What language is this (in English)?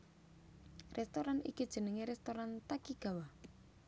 Javanese